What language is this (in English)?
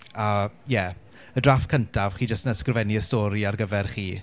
Welsh